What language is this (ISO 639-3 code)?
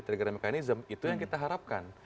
ind